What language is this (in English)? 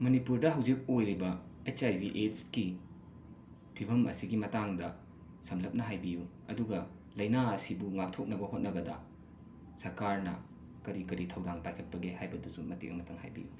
Manipuri